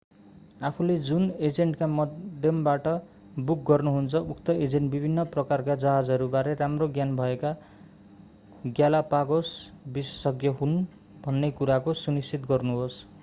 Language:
Nepali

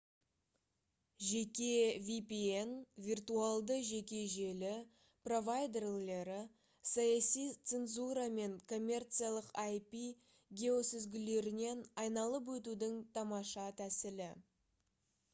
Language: Kazakh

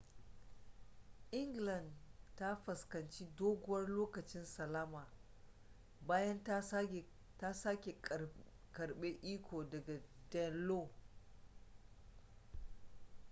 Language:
Hausa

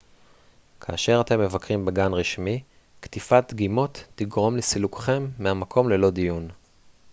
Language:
Hebrew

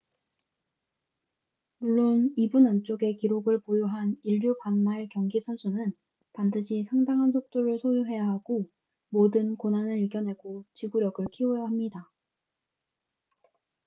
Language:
Korean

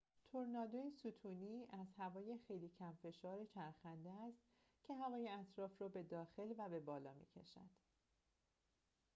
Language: Persian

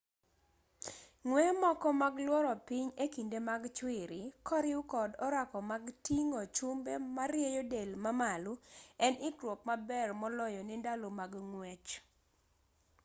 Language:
Luo (Kenya and Tanzania)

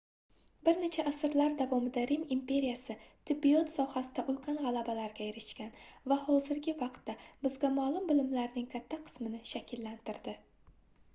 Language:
Uzbek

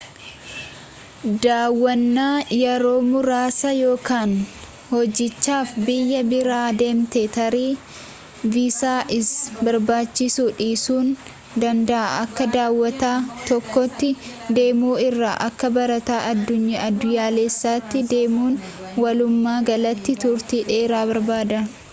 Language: Oromo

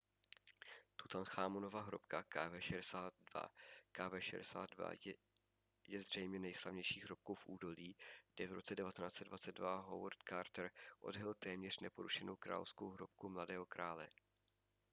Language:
Czech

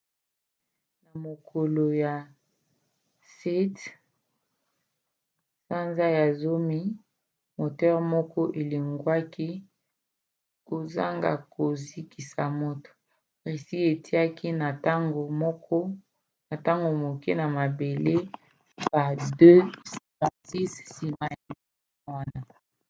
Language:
Lingala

